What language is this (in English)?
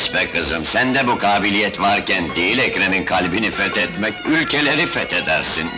Turkish